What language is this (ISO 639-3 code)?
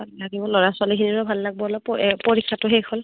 asm